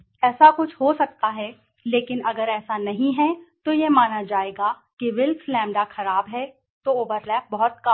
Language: Hindi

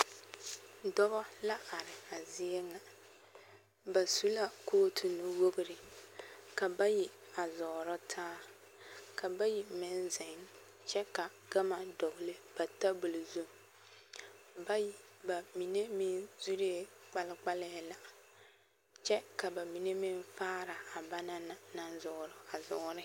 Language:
Southern Dagaare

